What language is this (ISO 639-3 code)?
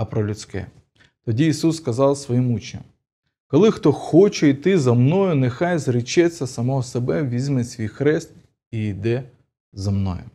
ukr